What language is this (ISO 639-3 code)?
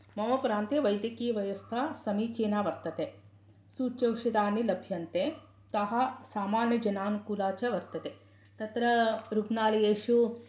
san